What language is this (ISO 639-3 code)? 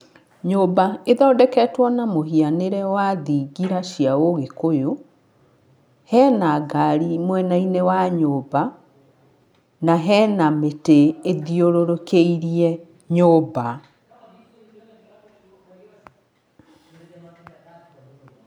kik